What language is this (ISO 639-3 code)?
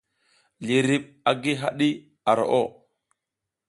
giz